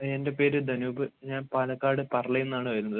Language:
Malayalam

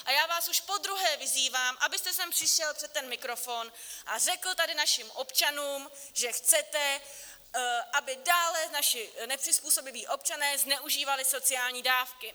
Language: Czech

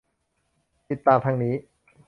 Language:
Thai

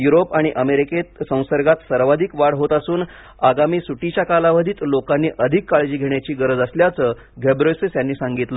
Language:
Marathi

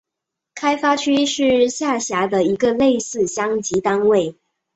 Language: Chinese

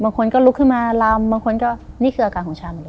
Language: Thai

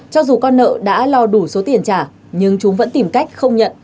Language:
Vietnamese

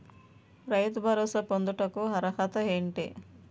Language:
Telugu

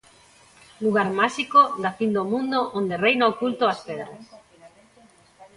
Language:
Galician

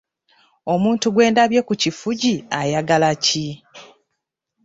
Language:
Ganda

